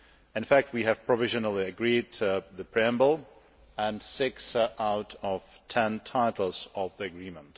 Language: English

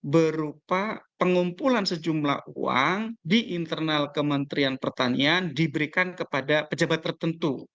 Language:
Indonesian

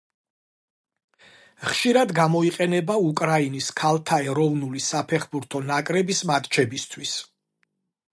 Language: Georgian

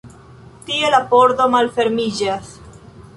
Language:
Esperanto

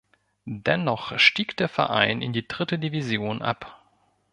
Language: German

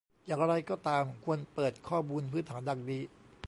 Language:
Thai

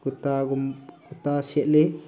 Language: Manipuri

